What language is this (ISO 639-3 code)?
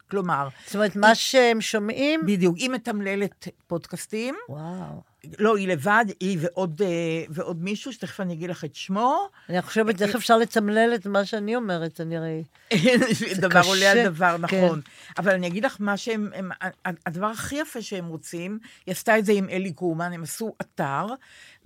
heb